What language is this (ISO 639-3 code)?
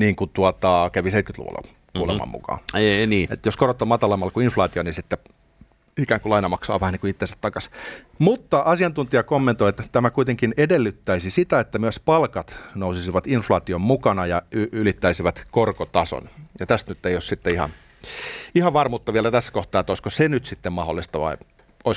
fin